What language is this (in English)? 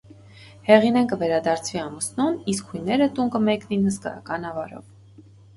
Armenian